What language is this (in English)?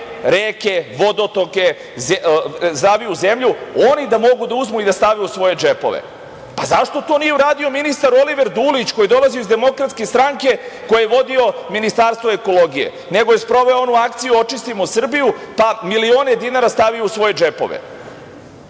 Serbian